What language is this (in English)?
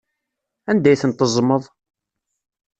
Kabyle